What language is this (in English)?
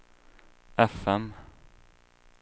Swedish